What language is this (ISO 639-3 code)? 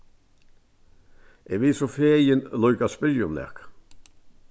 fao